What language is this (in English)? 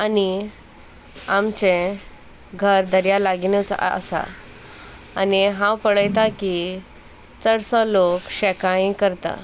Konkani